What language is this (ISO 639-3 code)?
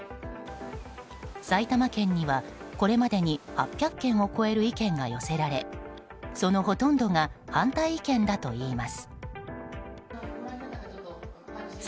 jpn